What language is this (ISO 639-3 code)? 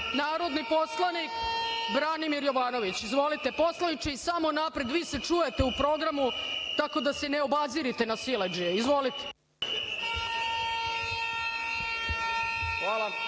srp